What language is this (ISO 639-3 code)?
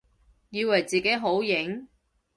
yue